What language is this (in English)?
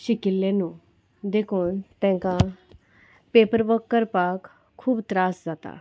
Konkani